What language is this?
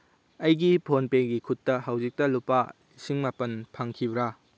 Manipuri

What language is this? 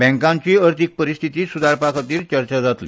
Konkani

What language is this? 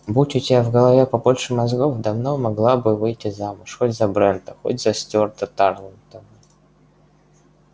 Russian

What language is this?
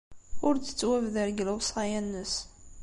Kabyle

